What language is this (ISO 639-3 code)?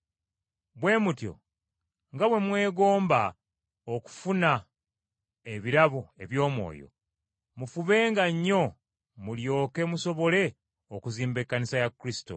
lug